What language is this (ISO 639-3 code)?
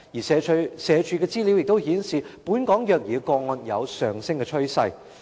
yue